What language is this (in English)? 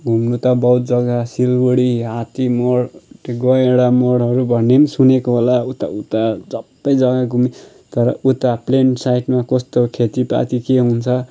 Nepali